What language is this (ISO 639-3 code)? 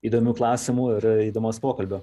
lit